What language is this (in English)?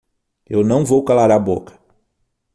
Portuguese